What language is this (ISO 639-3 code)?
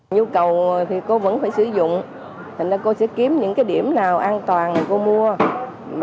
vie